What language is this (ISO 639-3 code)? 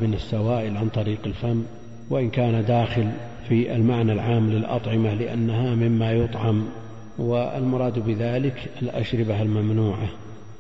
ara